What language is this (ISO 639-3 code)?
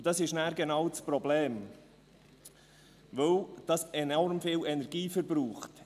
gsw